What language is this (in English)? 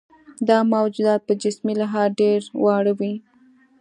Pashto